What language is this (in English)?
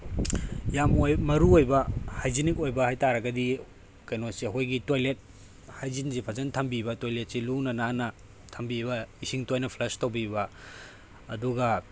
Manipuri